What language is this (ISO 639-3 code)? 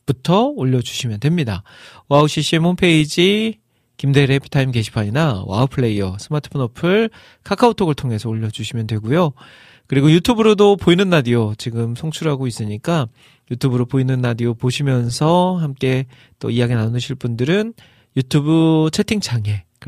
kor